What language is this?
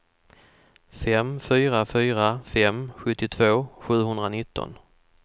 Swedish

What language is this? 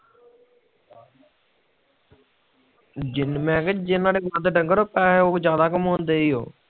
Punjabi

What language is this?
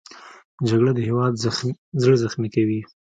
Pashto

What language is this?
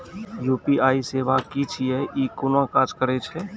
Maithili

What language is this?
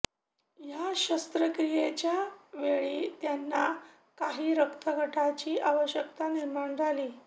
Marathi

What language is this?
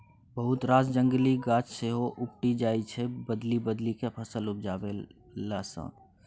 Maithili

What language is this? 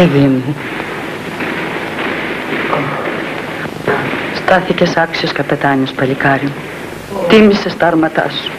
Greek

